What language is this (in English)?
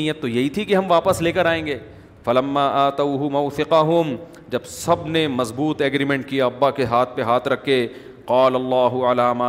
Urdu